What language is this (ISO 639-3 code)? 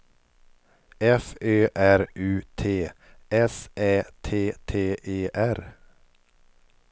swe